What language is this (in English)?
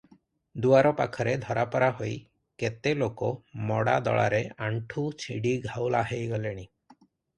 Odia